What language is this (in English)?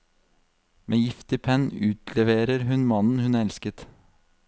Norwegian